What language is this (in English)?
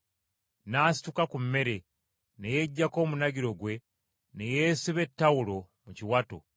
Ganda